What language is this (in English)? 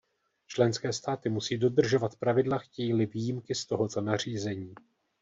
Czech